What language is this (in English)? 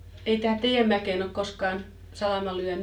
Finnish